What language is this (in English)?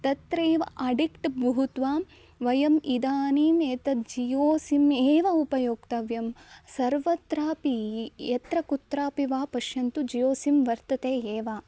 Sanskrit